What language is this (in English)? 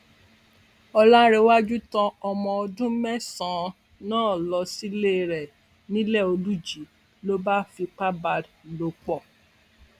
Yoruba